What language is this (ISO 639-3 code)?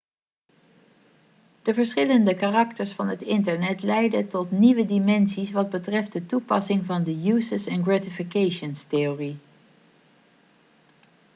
nld